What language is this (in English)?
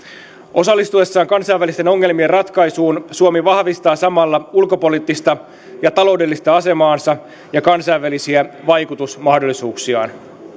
Finnish